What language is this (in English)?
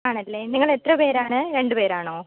Malayalam